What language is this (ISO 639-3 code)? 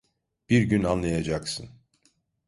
tur